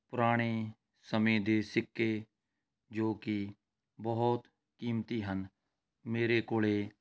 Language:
Punjabi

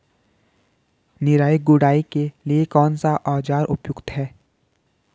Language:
Hindi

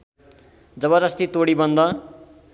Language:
Nepali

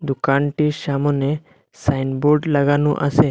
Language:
Bangla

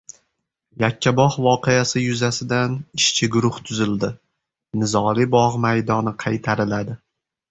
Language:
Uzbek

